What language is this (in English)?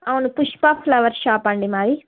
Telugu